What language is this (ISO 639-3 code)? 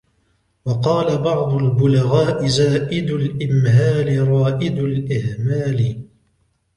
ara